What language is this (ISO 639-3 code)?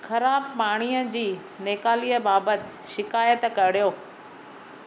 snd